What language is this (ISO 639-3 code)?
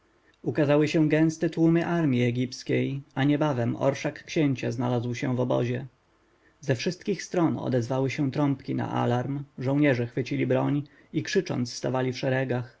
pol